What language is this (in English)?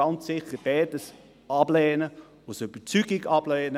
Swiss German